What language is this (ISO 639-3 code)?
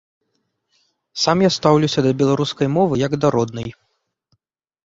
bel